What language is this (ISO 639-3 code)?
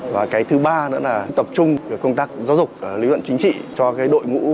vie